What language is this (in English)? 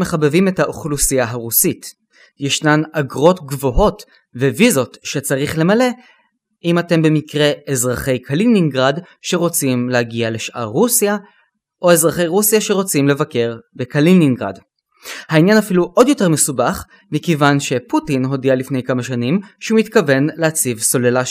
Hebrew